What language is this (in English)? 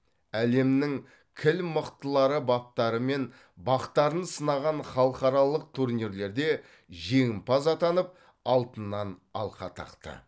Kazakh